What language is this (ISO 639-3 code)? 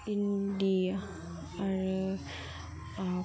brx